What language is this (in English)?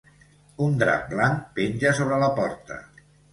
Catalan